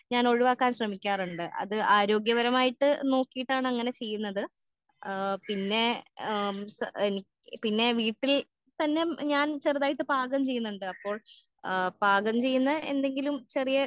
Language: Malayalam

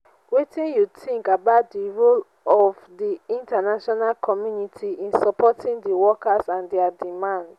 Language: Nigerian Pidgin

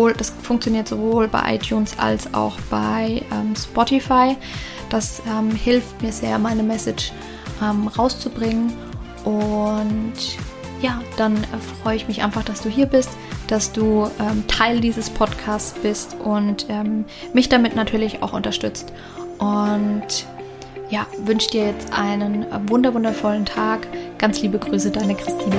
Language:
German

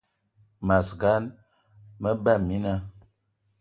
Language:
Eton (Cameroon)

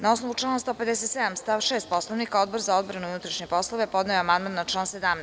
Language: Serbian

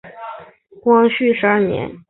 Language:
Chinese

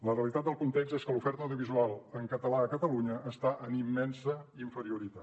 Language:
Catalan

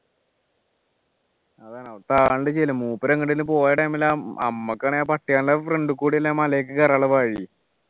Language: Malayalam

